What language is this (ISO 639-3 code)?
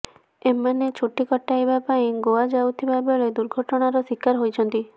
ori